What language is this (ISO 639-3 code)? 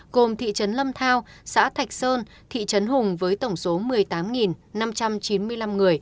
vie